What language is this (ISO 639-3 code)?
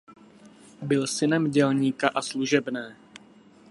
ces